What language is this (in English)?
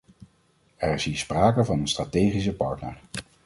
Dutch